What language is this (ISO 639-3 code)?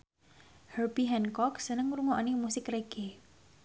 jav